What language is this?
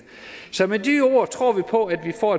Danish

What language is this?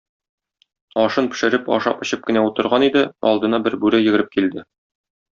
Tatar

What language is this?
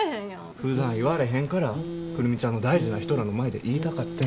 Japanese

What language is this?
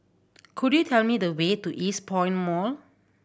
English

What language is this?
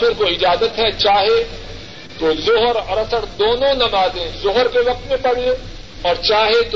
Urdu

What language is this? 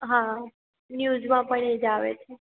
Gujarati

